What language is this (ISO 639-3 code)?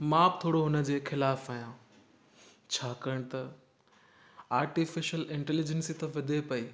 snd